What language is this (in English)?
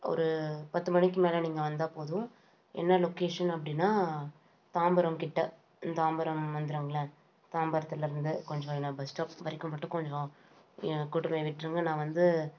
Tamil